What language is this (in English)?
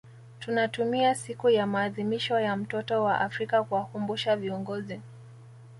Swahili